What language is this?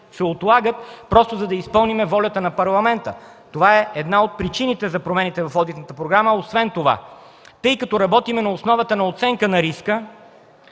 Bulgarian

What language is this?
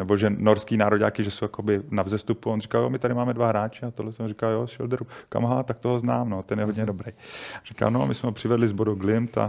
Czech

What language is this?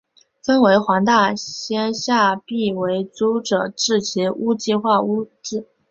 Chinese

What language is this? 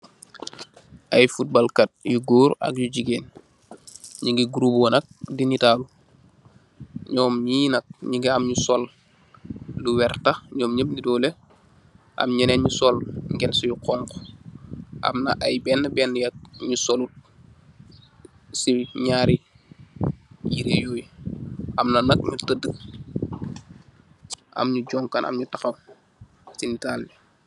Wolof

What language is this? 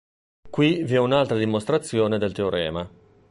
Italian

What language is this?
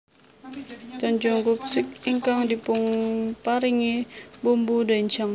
Javanese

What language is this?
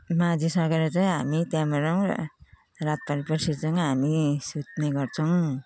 Nepali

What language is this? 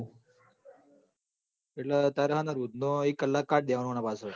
Gujarati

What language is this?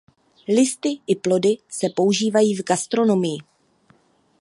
Czech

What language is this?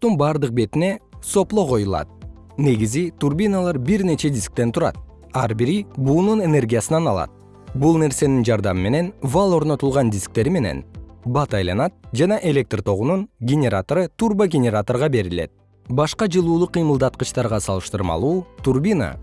Kyrgyz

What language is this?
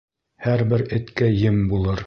Bashkir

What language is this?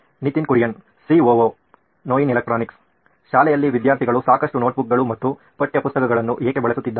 Kannada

